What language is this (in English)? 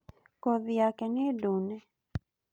Kikuyu